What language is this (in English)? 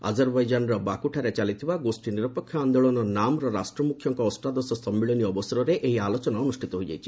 Odia